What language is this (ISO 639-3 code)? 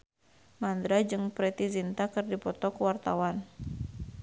sun